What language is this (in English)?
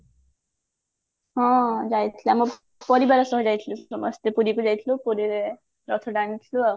Odia